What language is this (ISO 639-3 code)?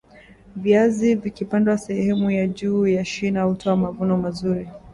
swa